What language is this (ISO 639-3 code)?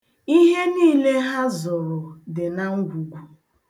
ibo